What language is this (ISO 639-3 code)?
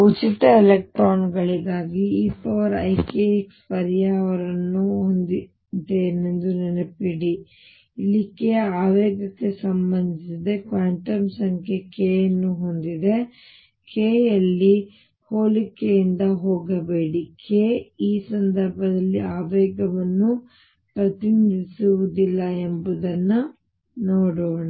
kan